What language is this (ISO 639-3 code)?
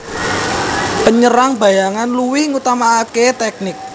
jav